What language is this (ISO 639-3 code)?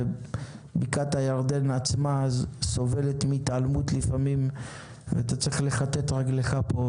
heb